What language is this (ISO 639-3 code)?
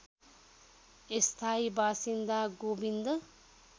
nep